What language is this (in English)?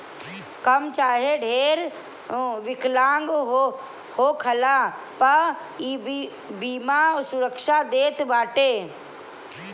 Bhojpuri